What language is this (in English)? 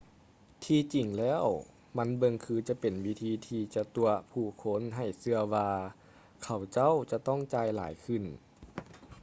Lao